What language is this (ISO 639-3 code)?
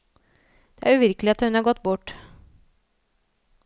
nor